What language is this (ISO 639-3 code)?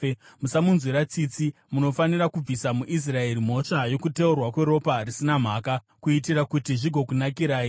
sna